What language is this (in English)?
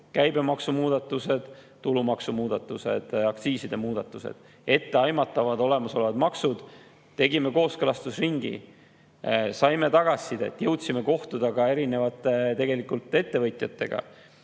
Estonian